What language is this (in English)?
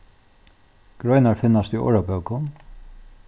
Faroese